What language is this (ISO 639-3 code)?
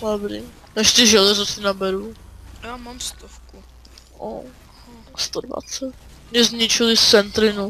ces